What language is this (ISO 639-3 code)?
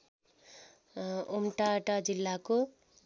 nep